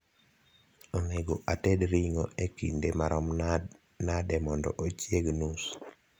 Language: Luo (Kenya and Tanzania)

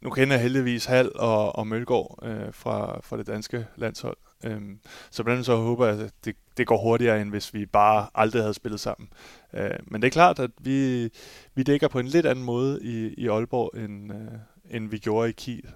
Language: Danish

